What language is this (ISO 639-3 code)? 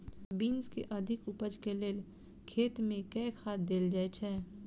mai